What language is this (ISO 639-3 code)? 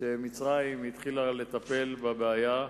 heb